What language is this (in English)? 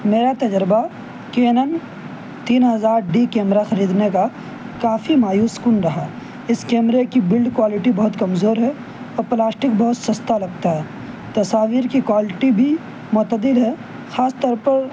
Urdu